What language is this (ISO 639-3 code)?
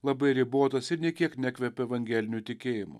lit